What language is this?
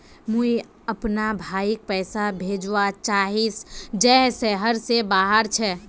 Magahi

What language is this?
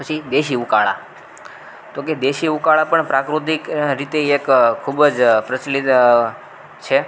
Gujarati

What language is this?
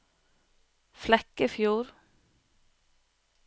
Norwegian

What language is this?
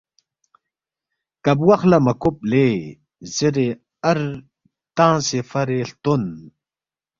Balti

